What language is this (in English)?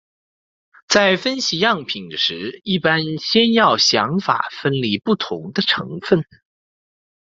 Chinese